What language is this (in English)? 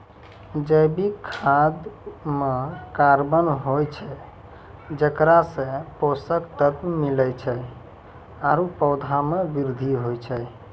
Maithili